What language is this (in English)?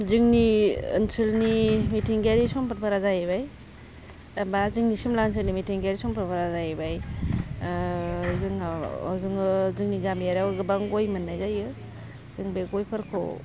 Bodo